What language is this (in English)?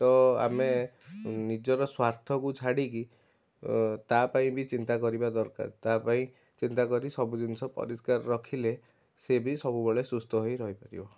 Odia